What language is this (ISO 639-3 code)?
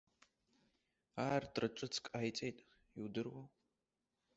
abk